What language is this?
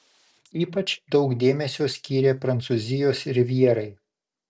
Lithuanian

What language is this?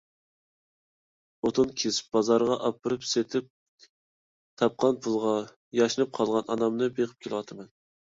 Uyghur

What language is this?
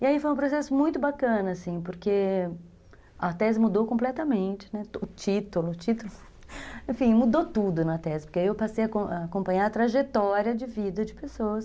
Portuguese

